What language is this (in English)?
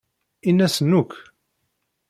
Kabyle